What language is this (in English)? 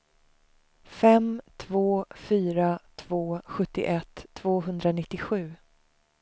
Swedish